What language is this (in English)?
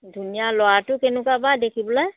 Assamese